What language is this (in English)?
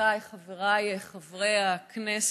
Hebrew